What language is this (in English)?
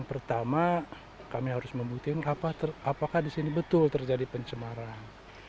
Indonesian